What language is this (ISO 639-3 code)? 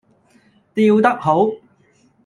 yue